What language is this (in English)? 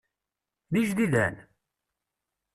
Kabyle